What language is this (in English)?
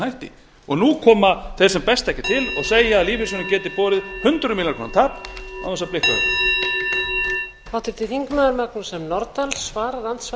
Icelandic